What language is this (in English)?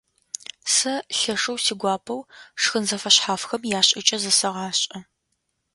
Adyghe